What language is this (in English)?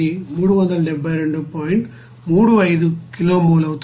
Telugu